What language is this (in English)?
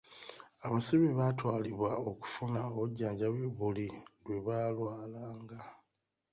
Ganda